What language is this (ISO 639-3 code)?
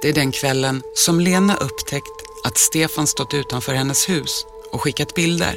swe